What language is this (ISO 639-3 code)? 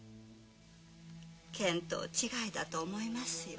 jpn